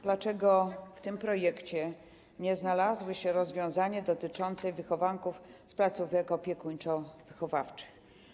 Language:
Polish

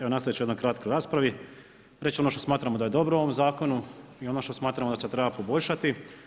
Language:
Croatian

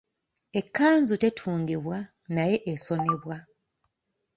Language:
Ganda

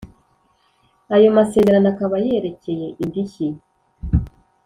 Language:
Kinyarwanda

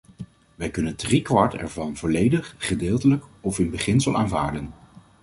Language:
Dutch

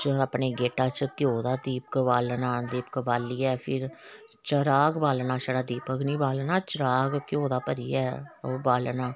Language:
Dogri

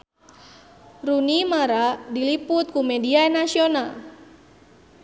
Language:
Sundanese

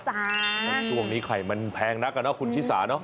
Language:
Thai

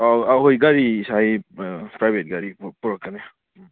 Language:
Manipuri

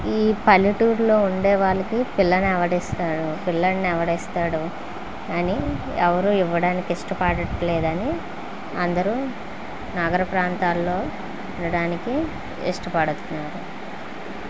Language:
Telugu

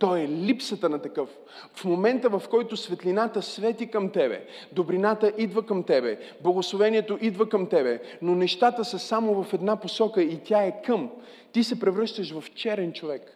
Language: Bulgarian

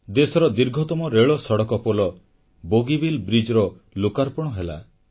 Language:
Odia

